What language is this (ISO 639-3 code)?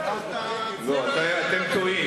heb